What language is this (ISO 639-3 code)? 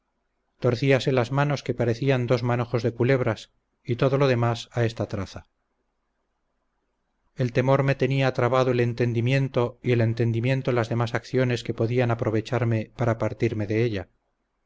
spa